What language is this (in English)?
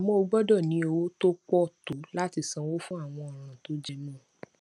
Yoruba